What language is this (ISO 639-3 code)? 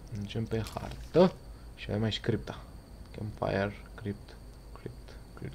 ron